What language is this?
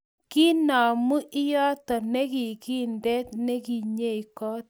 Kalenjin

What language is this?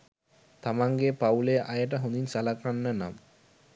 Sinhala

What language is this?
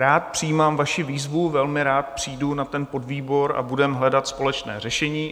Czech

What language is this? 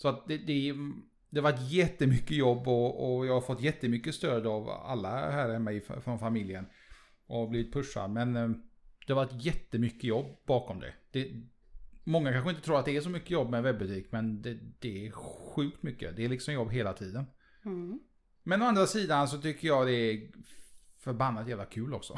Swedish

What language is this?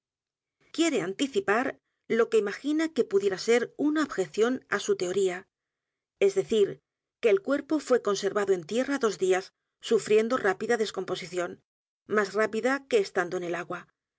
Spanish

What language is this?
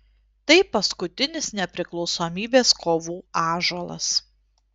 Lithuanian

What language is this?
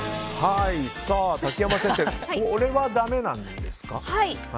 Japanese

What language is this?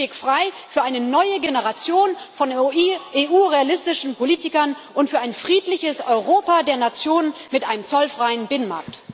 German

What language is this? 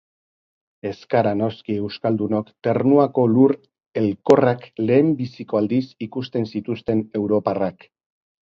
Basque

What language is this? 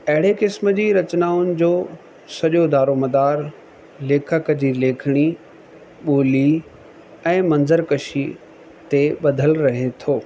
Sindhi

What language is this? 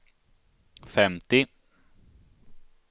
Swedish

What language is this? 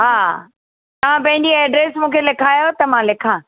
Sindhi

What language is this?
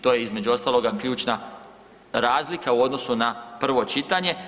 Croatian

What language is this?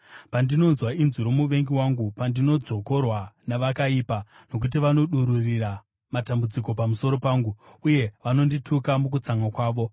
Shona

